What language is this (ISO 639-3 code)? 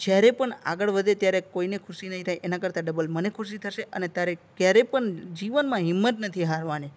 guj